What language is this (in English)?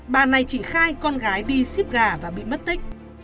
Vietnamese